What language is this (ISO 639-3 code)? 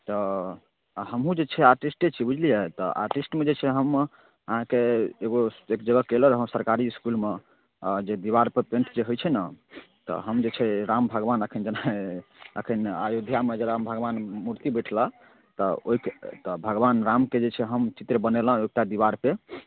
mai